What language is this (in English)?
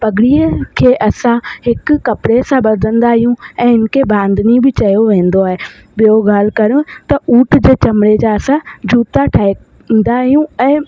Sindhi